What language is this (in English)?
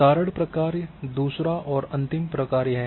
Hindi